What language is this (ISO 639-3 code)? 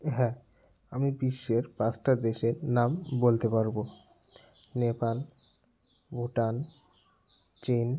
ben